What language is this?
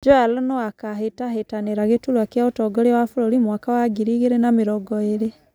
Kikuyu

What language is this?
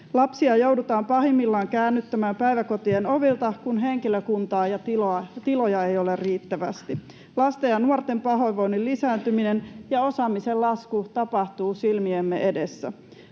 Finnish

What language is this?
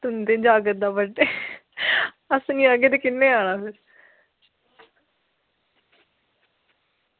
Dogri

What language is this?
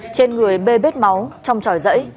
Vietnamese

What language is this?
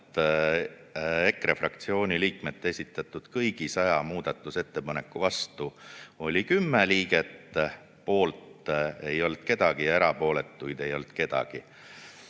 Estonian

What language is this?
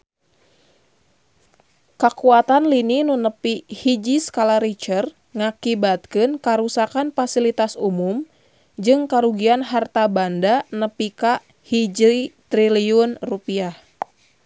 Sundanese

